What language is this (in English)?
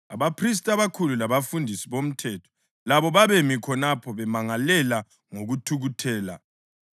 North Ndebele